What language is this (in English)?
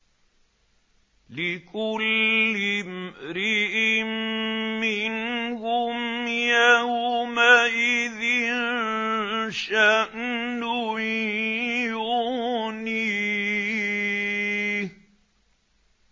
Arabic